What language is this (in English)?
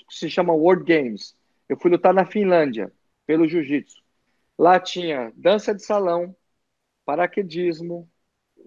Portuguese